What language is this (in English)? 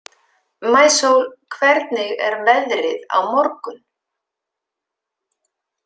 Icelandic